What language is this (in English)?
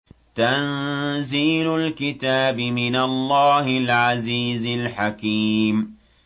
Arabic